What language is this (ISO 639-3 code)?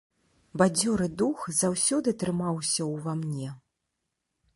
bel